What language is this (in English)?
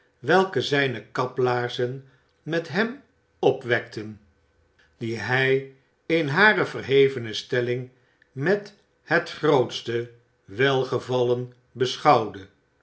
Dutch